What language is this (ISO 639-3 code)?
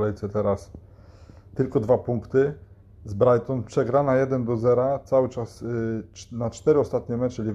pol